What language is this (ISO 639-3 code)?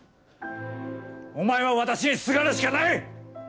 jpn